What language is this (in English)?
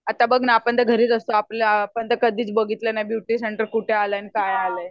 Marathi